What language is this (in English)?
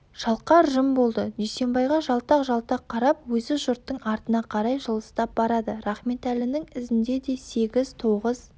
Kazakh